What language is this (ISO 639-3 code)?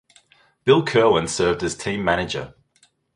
eng